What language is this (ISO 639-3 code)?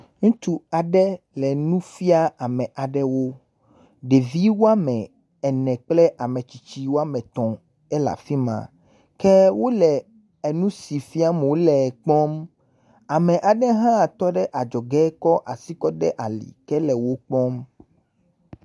ewe